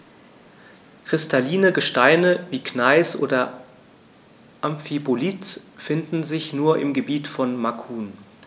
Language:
German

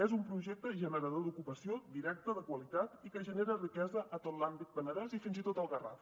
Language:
Catalan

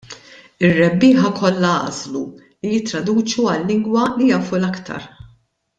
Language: Maltese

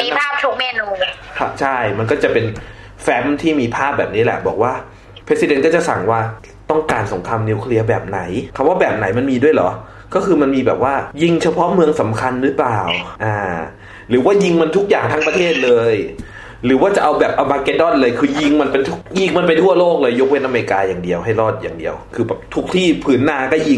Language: Thai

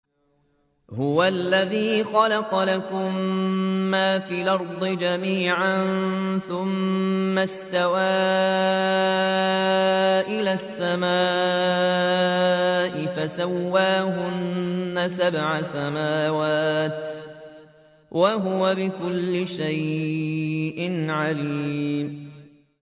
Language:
Arabic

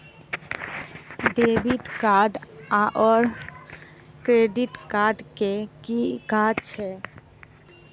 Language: Maithili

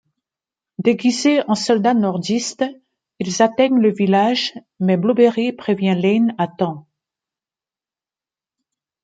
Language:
French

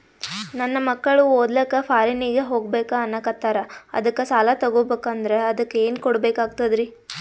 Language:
Kannada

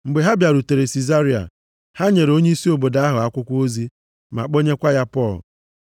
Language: Igbo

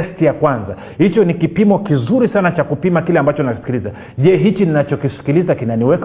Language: Swahili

